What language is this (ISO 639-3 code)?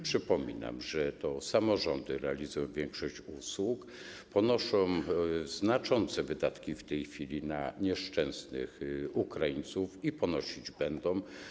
pol